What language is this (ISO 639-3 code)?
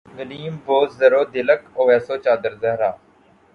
urd